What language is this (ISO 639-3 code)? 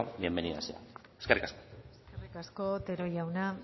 eus